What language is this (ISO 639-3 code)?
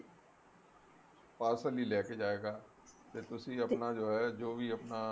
pan